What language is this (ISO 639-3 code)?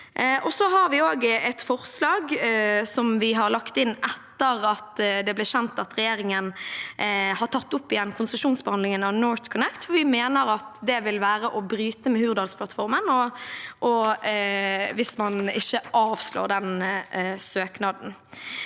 nor